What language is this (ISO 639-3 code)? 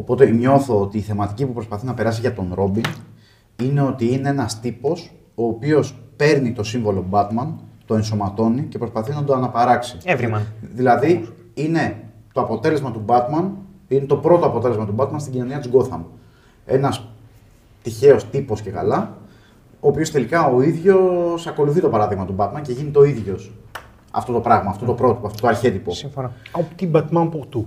ell